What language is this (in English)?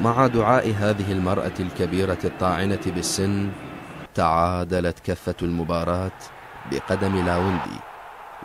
Arabic